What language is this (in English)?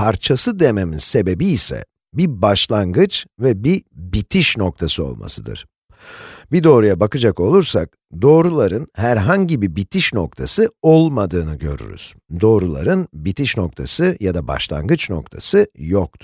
Turkish